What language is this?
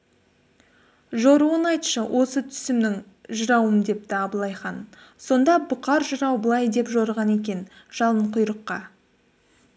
Kazakh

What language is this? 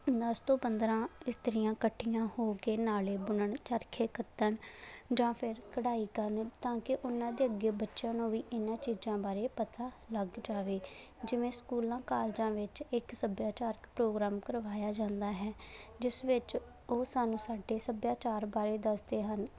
Punjabi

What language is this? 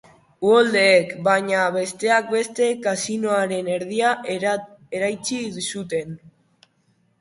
Basque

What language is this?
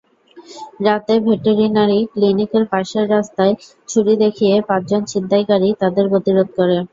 Bangla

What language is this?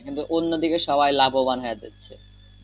Bangla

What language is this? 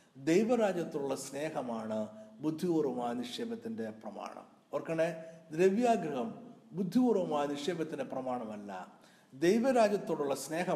Malayalam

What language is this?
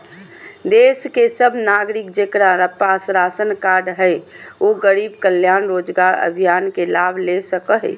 Magahi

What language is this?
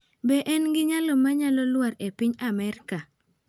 Luo (Kenya and Tanzania)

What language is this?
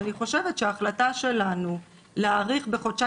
Hebrew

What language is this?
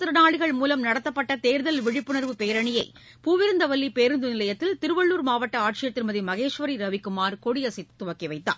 Tamil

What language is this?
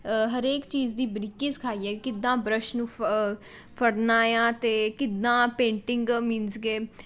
Punjabi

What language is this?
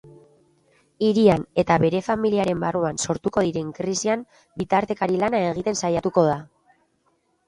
Basque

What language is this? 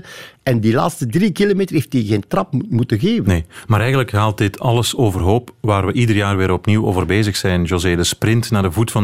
Dutch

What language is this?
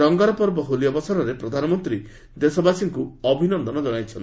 Odia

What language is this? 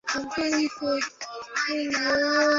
Swahili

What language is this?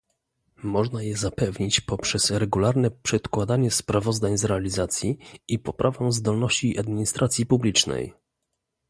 Polish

